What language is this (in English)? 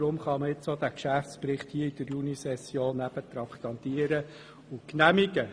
Swiss German